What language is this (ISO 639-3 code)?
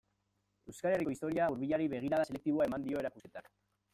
eus